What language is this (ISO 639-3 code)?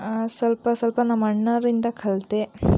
kan